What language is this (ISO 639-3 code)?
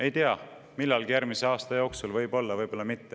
est